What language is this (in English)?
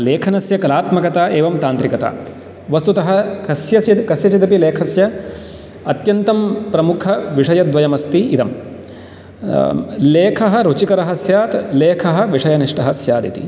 Sanskrit